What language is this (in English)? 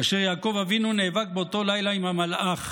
Hebrew